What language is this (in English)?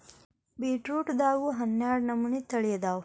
Kannada